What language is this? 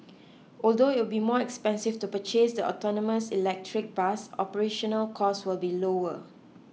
English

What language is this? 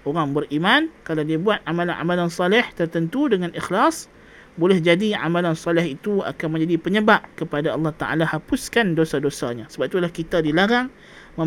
Malay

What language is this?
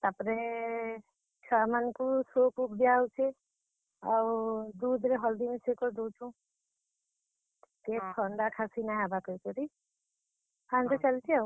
Odia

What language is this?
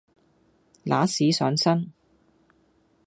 Cantonese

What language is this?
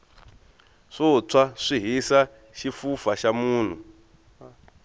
Tsonga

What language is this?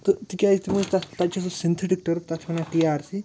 Kashmiri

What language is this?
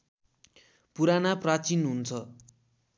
Nepali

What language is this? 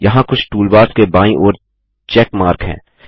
Hindi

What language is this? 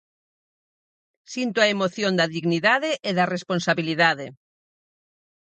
Galician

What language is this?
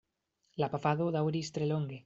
Esperanto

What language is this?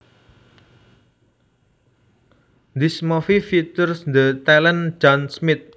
Javanese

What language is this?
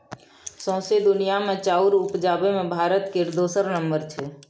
Maithili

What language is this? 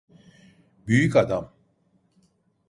Turkish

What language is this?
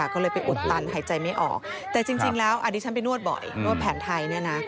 Thai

